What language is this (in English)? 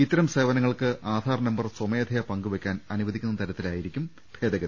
Malayalam